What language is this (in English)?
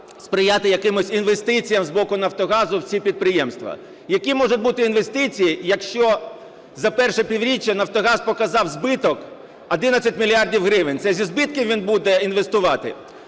Ukrainian